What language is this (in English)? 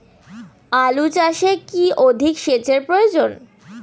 Bangla